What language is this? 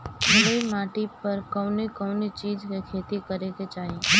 Bhojpuri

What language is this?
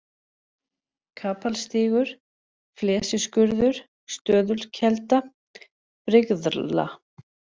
Icelandic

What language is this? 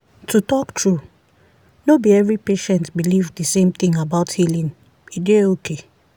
Nigerian Pidgin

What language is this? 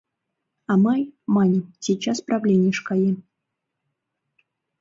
Mari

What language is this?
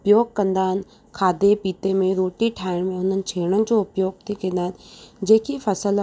Sindhi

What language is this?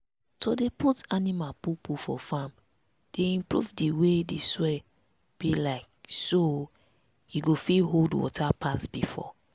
Nigerian Pidgin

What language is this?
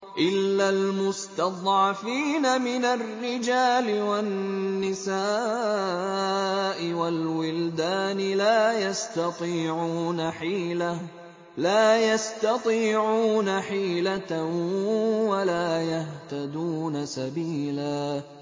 Arabic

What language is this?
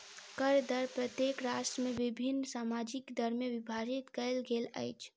Maithili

